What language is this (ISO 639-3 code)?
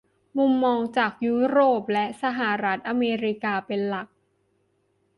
tha